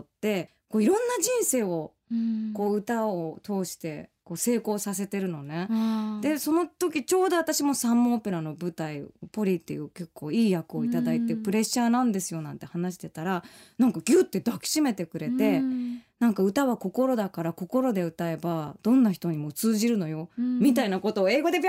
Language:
Japanese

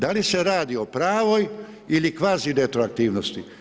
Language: Croatian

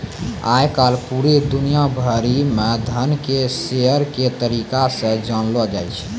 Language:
Maithili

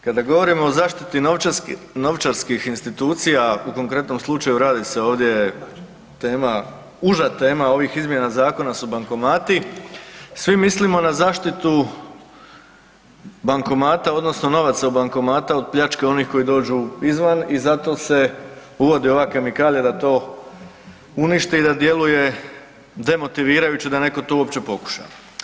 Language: Croatian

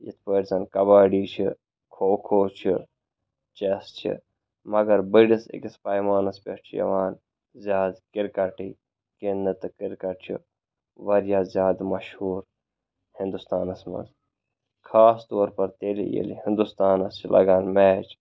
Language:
Kashmiri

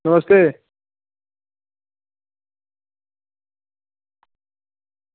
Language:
Dogri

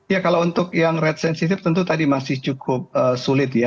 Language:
Indonesian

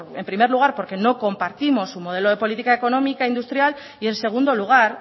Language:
Spanish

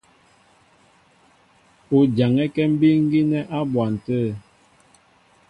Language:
Mbo (Cameroon)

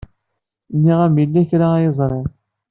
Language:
Kabyle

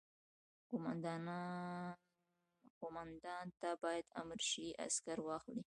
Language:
Pashto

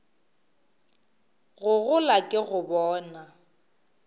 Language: Northern Sotho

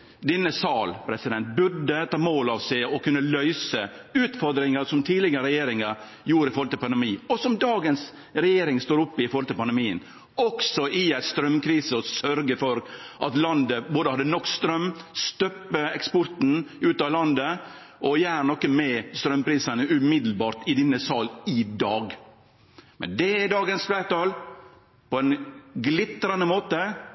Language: Norwegian Nynorsk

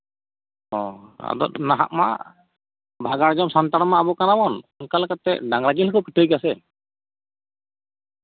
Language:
Santali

